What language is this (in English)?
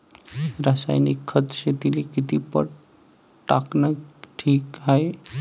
Marathi